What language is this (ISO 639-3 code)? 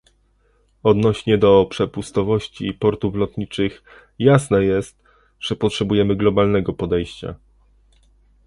pol